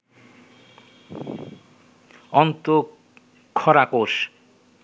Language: Bangla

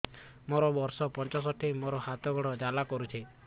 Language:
Odia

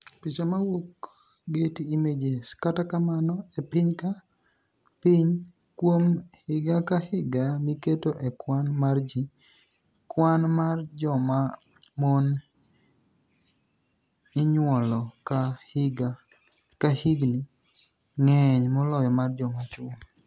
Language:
Luo (Kenya and Tanzania)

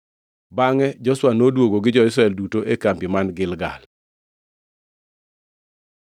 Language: Luo (Kenya and Tanzania)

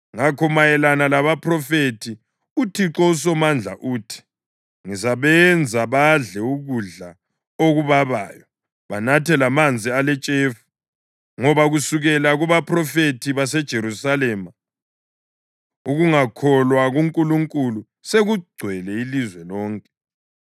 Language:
North Ndebele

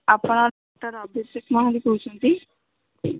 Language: Odia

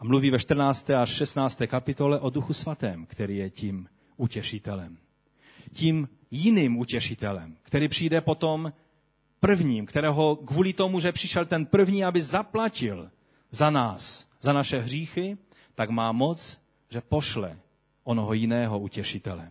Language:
Czech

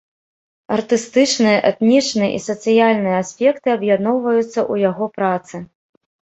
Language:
Belarusian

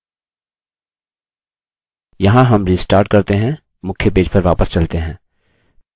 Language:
Hindi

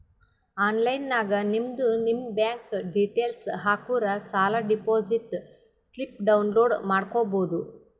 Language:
Kannada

